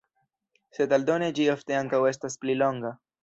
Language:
Esperanto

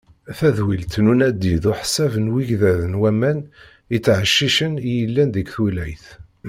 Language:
Kabyle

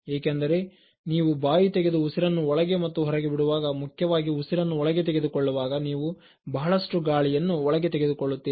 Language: Kannada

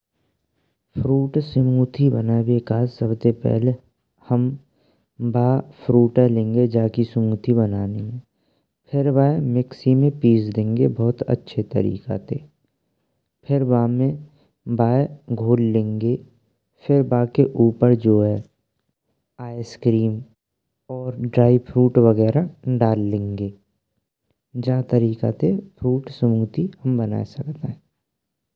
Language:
Braj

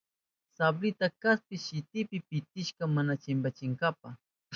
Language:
Southern Pastaza Quechua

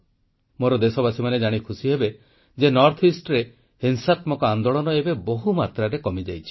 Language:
Odia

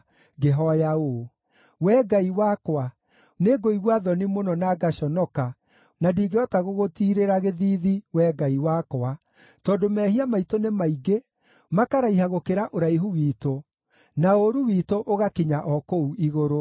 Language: Kikuyu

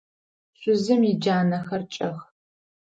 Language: Adyghe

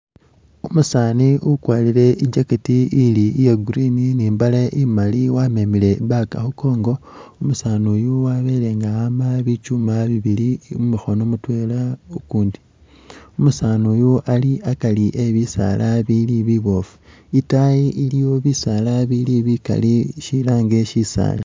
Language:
Masaaba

